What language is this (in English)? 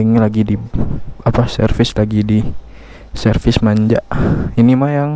Indonesian